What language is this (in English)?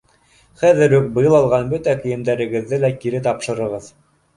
Bashkir